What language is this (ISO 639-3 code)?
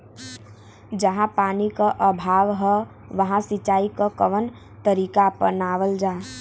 bho